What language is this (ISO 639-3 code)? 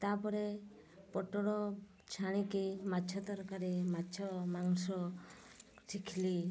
ori